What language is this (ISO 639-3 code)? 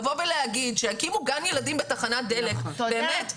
heb